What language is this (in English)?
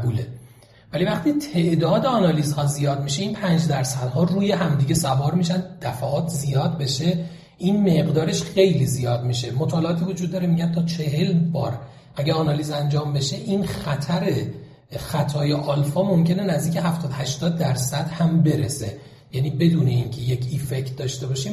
Persian